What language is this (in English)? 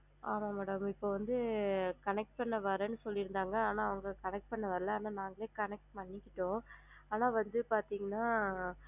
Tamil